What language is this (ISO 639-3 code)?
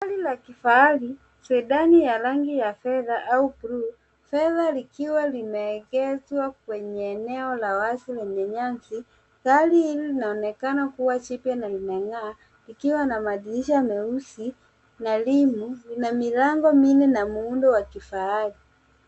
swa